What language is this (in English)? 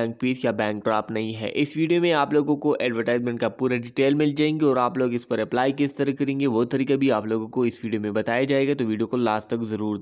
Hindi